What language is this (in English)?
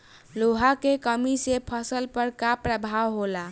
Bhojpuri